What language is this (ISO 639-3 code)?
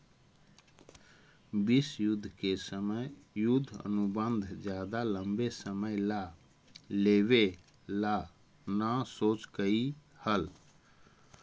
mag